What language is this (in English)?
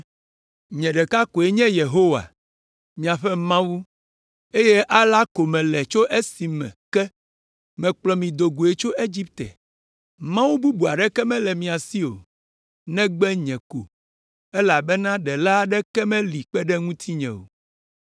Ewe